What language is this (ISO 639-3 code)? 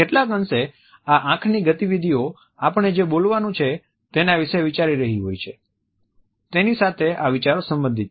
guj